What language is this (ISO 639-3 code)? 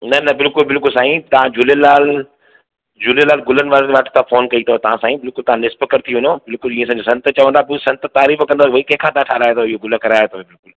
snd